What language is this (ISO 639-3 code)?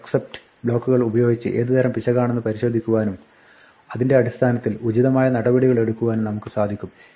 mal